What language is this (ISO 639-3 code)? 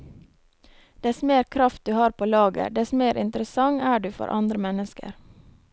nor